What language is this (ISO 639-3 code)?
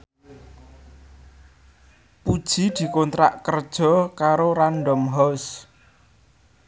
jav